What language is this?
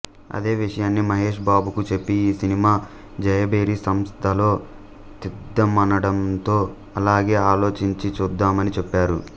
Telugu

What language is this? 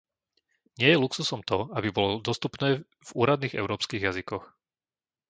Slovak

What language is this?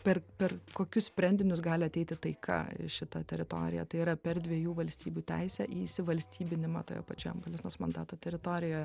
Lithuanian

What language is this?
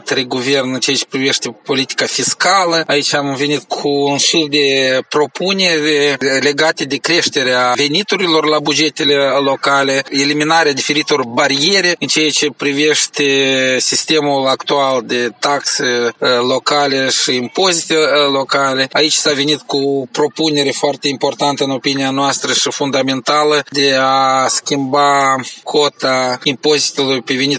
Romanian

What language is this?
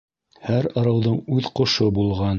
Bashkir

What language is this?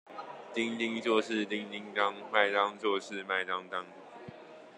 Chinese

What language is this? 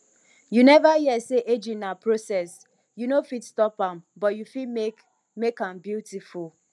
Nigerian Pidgin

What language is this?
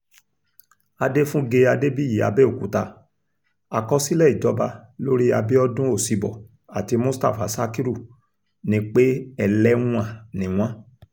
Yoruba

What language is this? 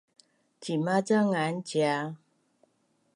Bunun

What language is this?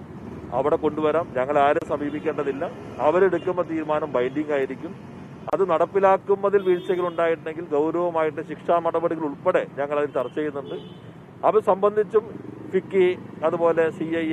Malayalam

